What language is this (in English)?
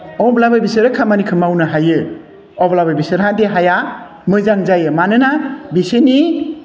Bodo